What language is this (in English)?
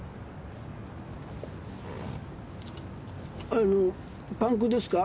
Japanese